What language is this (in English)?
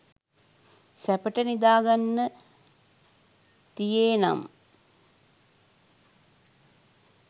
Sinhala